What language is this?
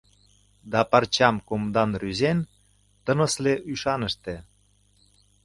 Mari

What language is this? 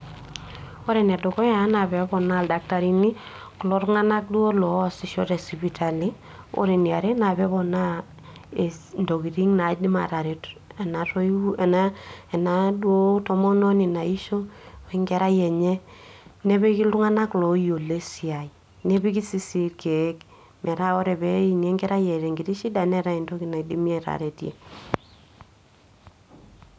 Masai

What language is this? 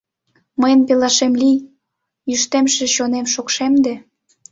Mari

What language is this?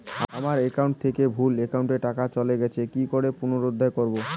Bangla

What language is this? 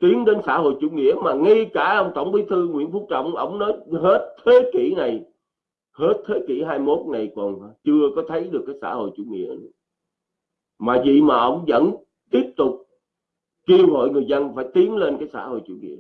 Vietnamese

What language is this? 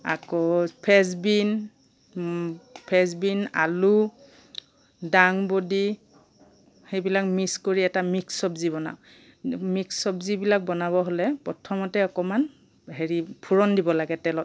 Assamese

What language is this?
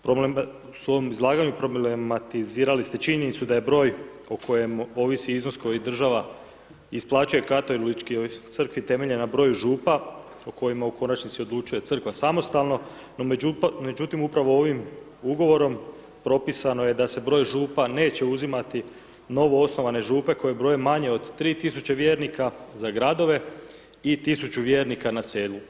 Croatian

